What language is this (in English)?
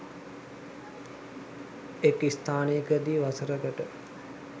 Sinhala